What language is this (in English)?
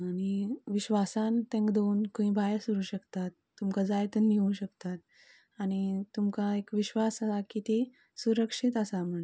Konkani